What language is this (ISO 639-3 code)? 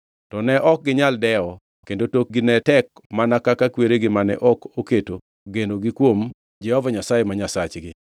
luo